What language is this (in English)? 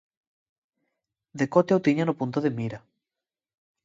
Galician